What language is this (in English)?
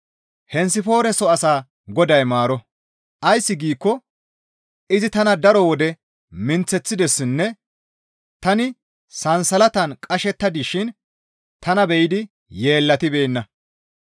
Gamo